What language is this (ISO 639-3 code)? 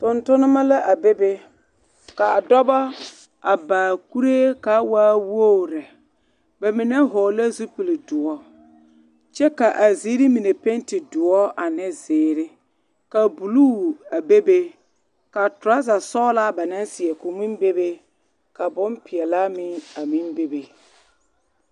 dga